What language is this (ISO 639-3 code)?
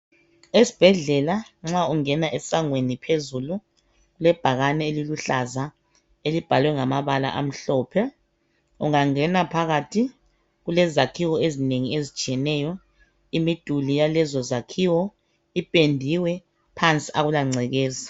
nde